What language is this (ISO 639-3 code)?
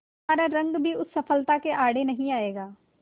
hin